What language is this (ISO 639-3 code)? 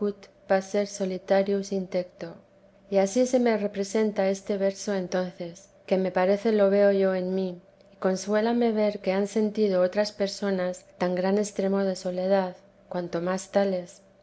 spa